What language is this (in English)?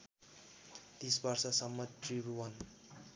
Nepali